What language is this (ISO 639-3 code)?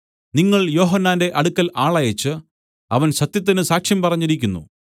mal